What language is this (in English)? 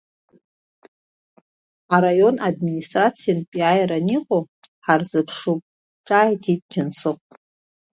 Abkhazian